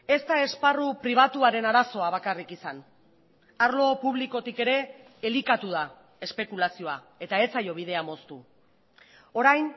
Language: Basque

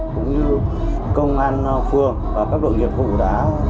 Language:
Vietnamese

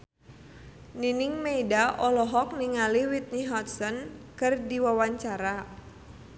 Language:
Sundanese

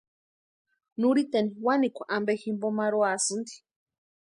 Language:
Western Highland Purepecha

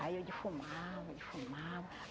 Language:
Portuguese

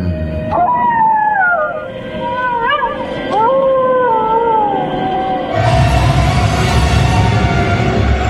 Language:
Filipino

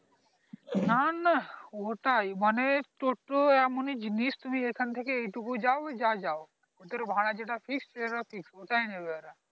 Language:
Bangla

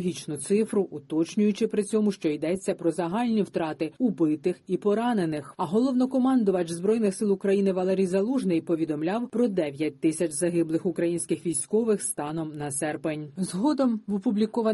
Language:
Ukrainian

